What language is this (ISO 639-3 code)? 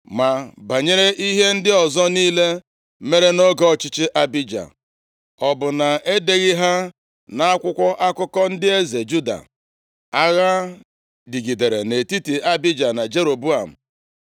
ibo